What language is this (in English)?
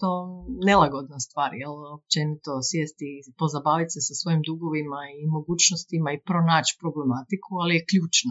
Croatian